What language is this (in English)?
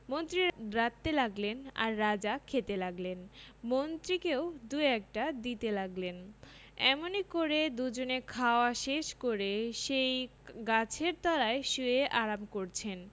Bangla